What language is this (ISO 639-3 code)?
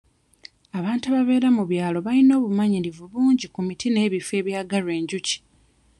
lug